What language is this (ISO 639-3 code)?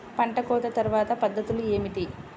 tel